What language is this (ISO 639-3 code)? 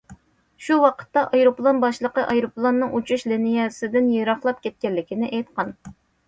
uig